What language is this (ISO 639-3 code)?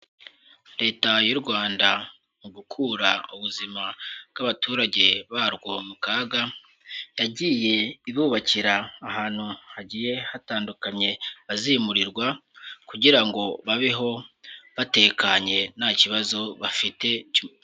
kin